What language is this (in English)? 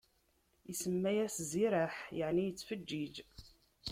Kabyle